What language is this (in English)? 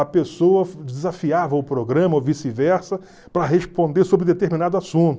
Portuguese